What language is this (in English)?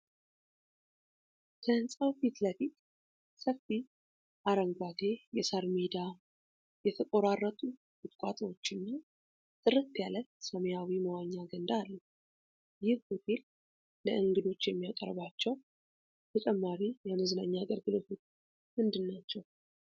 Amharic